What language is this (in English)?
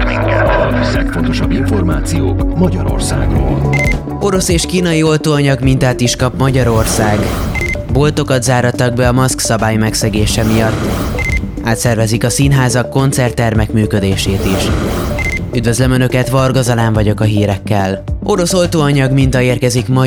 Hungarian